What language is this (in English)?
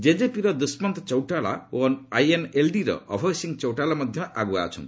Odia